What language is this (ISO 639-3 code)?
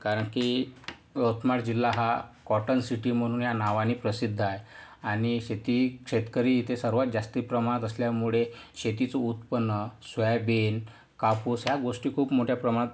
mar